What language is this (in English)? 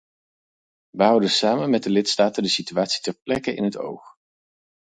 Dutch